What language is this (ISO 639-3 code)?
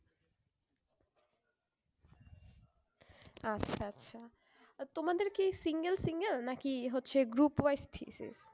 ben